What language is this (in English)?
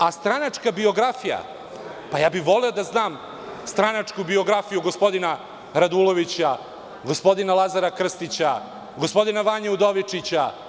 Serbian